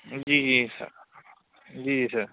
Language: Urdu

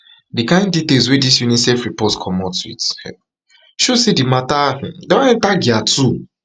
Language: Nigerian Pidgin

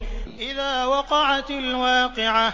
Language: Arabic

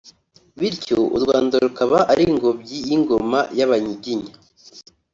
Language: Kinyarwanda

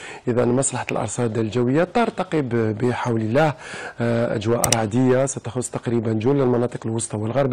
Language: Arabic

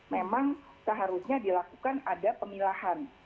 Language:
Indonesian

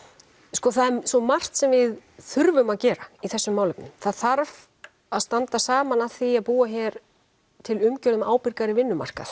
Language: Icelandic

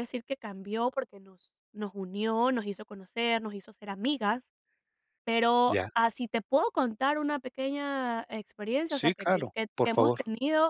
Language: Spanish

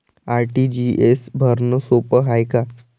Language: Marathi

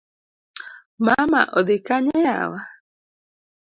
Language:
Luo (Kenya and Tanzania)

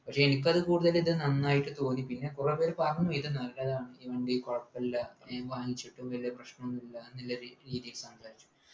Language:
Malayalam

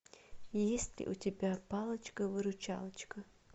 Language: Russian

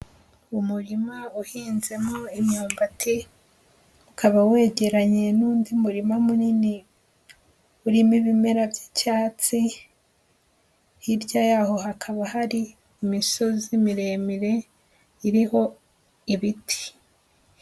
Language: Kinyarwanda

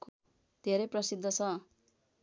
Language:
Nepali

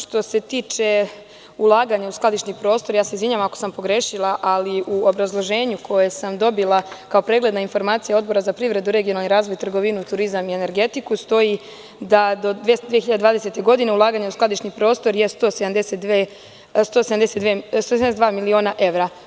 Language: Serbian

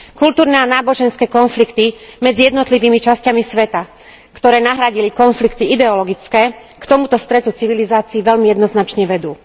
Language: Slovak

